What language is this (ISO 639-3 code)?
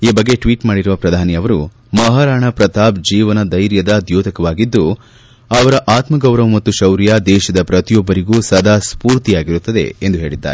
kan